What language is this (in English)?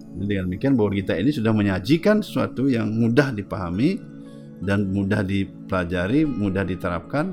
Indonesian